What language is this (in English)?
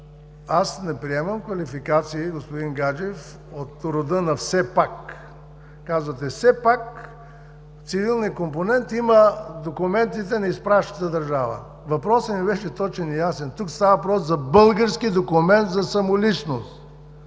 Bulgarian